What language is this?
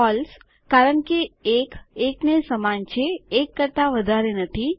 Gujarati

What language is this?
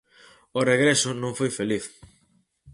Galician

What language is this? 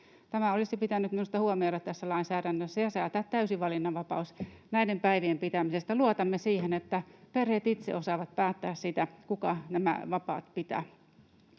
Finnish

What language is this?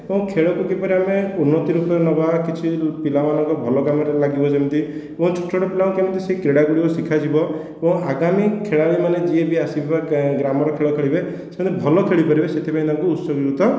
Odia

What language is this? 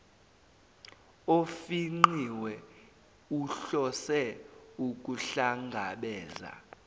Zulu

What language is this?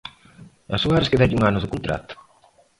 Galician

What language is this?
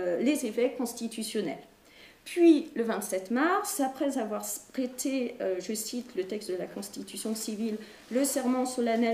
French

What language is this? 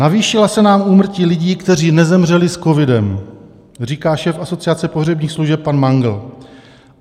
Czech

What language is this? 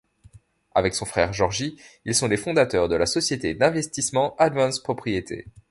French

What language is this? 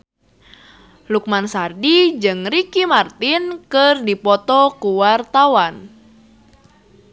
Sundanese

